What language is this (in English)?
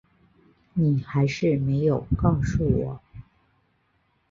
Chinese